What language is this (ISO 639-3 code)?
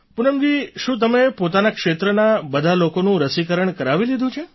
guj